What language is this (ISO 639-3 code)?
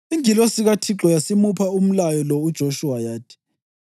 nde